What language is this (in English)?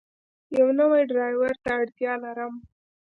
Pashto